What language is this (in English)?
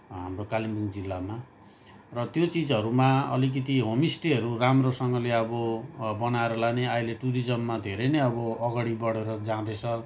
Nepali